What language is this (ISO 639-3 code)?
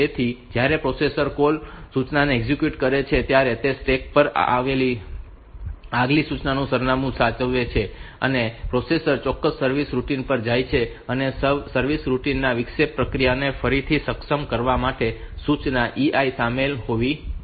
guj